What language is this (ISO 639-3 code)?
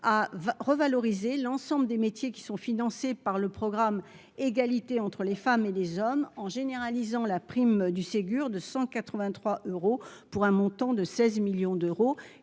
fra